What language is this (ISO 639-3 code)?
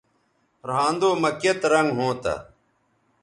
btv